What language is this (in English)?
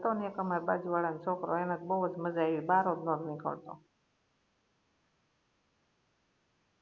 Gujarati